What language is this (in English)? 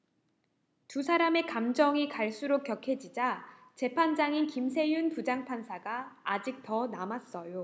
Korean